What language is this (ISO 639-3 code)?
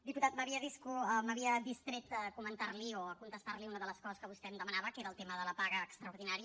cat